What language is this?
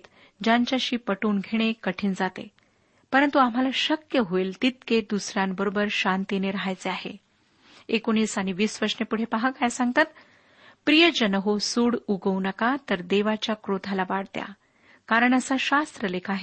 Marathi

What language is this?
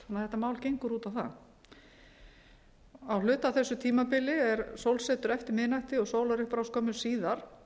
Icelandic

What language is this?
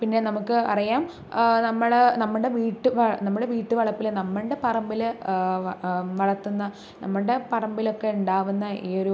Malayalam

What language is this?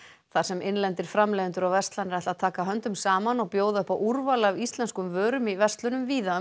Icelandic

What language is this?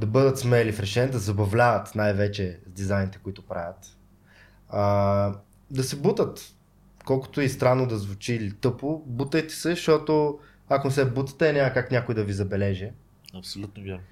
Bulgarian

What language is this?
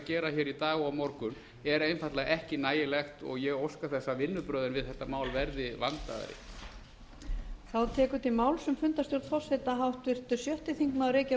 Icelandic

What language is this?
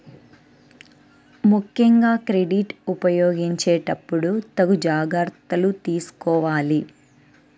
Telugu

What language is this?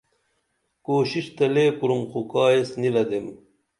Dameli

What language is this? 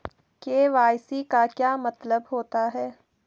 Hindi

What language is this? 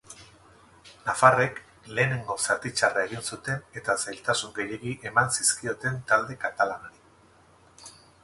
Basque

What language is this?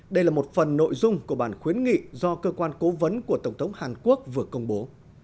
Vietnamese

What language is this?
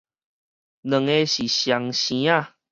Min Nan Chinese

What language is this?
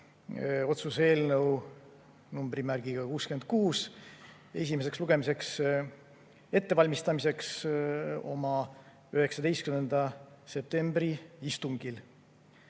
Estonian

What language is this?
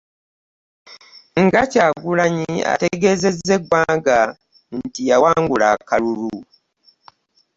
Ganda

